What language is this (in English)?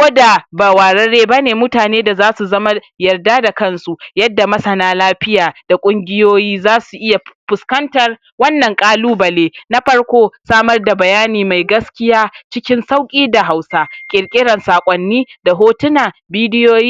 Hausa